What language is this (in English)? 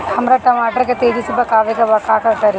Bhojpuri